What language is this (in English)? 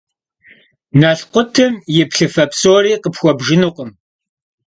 Kabardian